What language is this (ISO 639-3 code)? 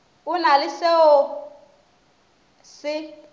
nso